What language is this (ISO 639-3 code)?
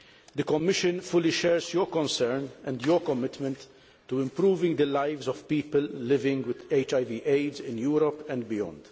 eng